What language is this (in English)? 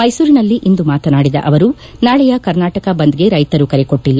Kannada